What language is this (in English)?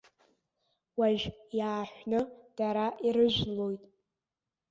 Abkhazian